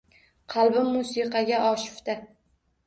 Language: Uzbek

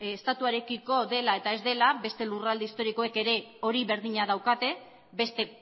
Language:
Basque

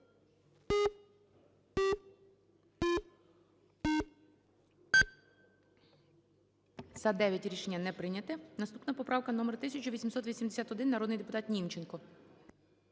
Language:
Ukrainian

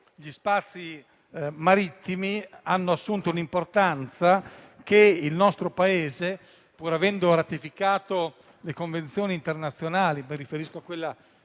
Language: Italian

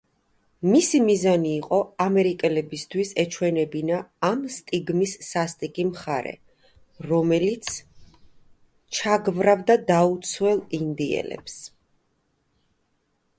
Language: Georgian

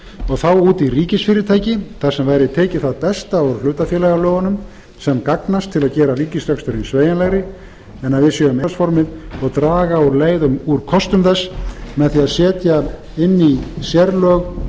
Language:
Icelandic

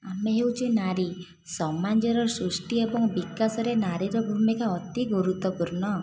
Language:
Odia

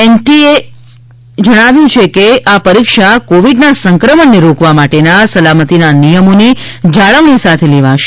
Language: Gujarati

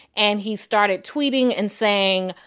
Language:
English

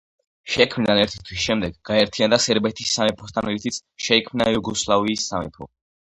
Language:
Georgian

